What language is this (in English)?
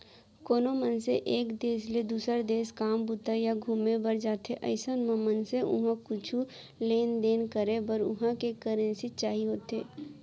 Chhattisgarhi